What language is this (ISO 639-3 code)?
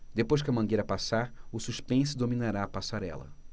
por